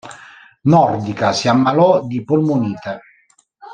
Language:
Italian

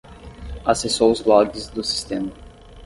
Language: Portuguese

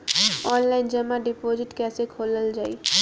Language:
Bhojpuri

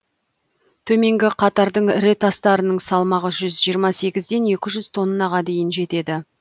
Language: Kazakh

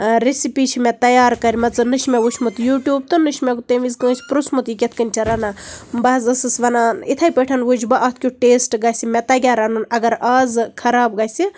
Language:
Kashmiri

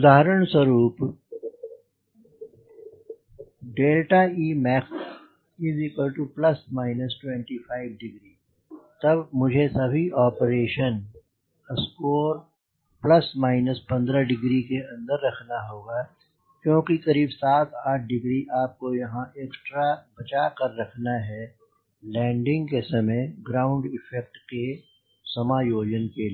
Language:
Hindi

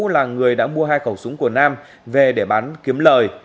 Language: Vietnamese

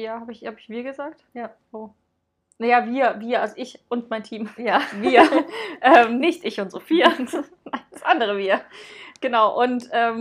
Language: German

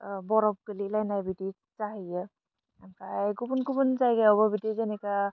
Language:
Bodo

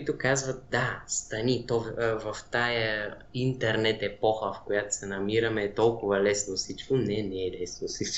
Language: Bulgarian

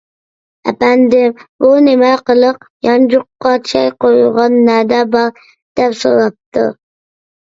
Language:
Uyghur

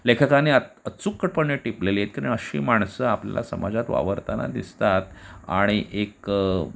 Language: Marathi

